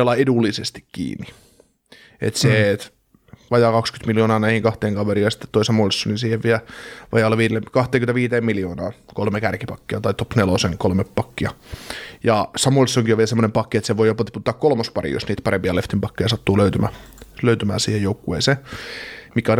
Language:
Finnish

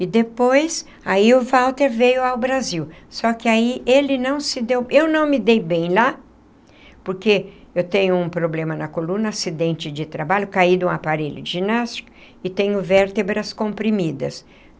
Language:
Portuguese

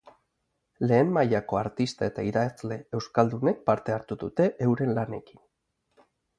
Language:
Basque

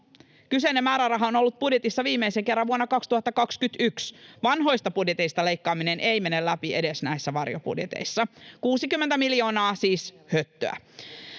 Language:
Finnish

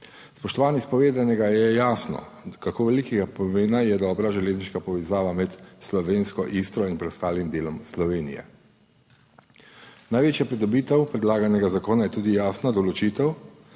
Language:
Slovenian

